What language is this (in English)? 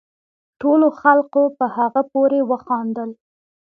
Pashto